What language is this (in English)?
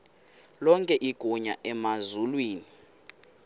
Xhosa